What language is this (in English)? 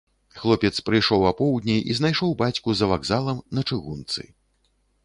Belarusian